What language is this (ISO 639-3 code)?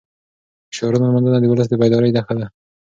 pus